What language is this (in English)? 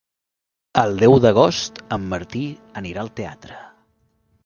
Catalan